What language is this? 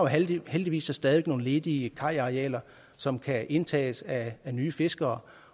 Danish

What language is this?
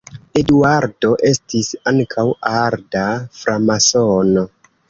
Esperanto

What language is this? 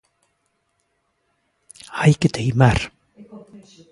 Galician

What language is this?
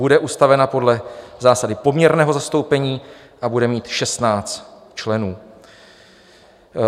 Czech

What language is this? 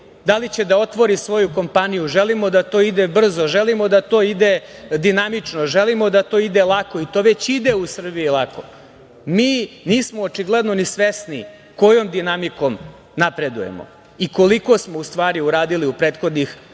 Serbian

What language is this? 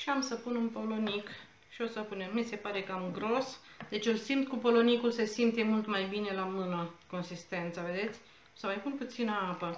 Romanian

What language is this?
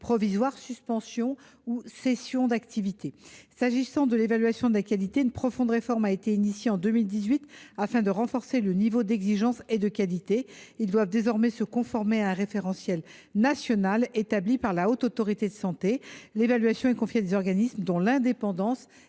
French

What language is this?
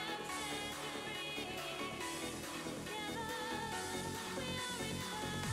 Russian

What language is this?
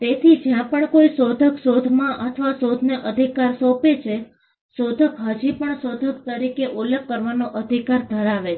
Gujarati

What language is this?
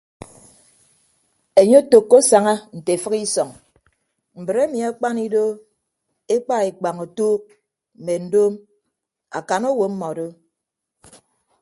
Ibibio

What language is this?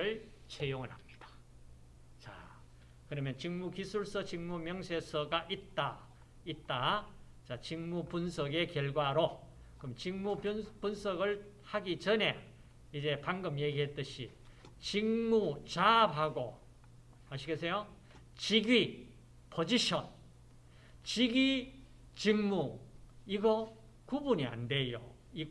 Korean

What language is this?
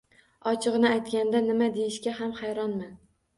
Uzbek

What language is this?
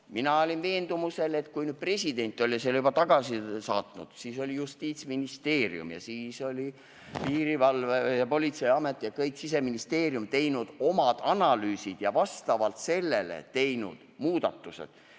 Estonian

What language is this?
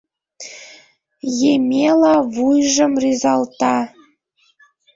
Mari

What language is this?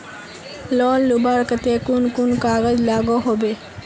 Magahi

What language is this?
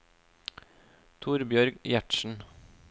Norwegian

